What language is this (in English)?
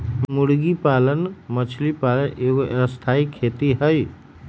Magahi